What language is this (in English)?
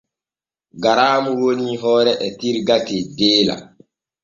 Borgu Fulfulde